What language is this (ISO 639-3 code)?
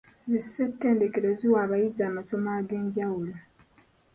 lug